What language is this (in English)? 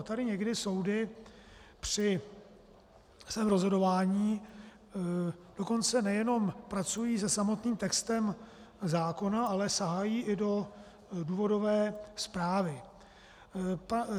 Czech